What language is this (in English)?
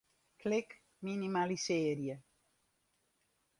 Western Frisian